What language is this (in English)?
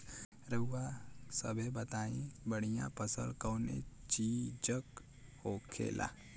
Bhojpuri